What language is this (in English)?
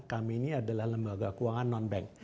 Indonesian